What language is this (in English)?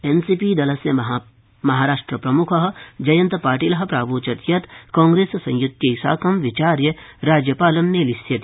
Sanskrit